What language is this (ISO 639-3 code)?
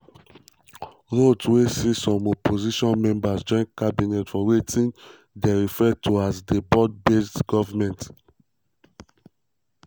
pcm